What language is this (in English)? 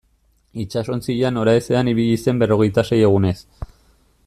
Basque